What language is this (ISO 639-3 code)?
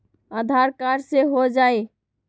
mag